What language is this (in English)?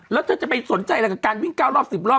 Thai